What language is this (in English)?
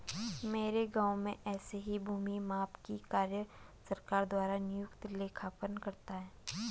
Hindi